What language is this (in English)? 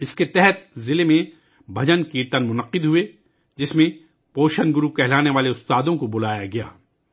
Urdu